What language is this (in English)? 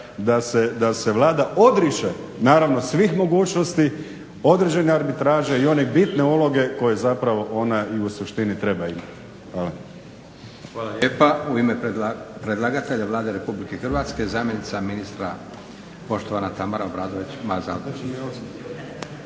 Croatian